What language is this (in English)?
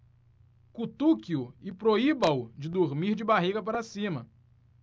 Portuguese